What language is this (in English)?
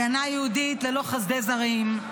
Hebrew